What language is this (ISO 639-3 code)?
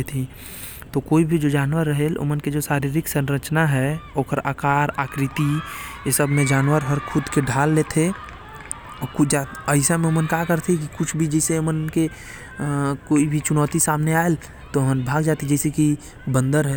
kfp